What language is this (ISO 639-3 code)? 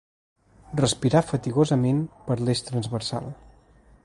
cat